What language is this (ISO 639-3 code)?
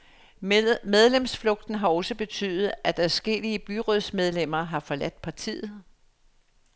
dan